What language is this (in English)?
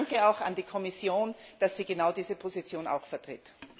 German